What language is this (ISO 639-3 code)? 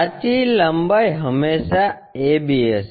guj